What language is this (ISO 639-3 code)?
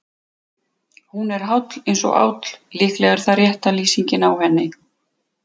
isl